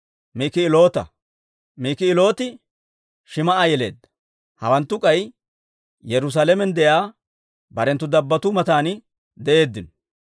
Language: Dawro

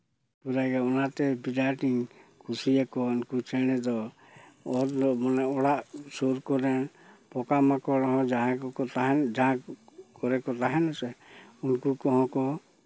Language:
Santali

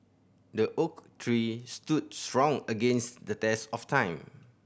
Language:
English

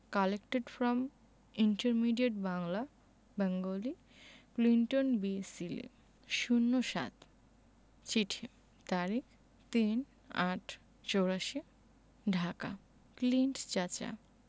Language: Bangla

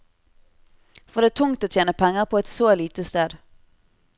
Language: Norwegian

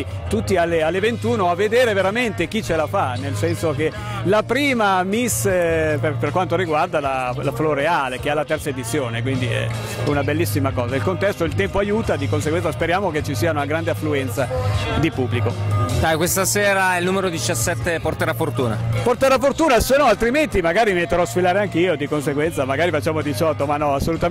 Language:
Italian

